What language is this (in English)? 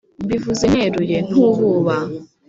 Kinyarwanda